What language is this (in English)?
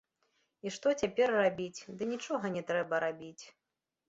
Belarusian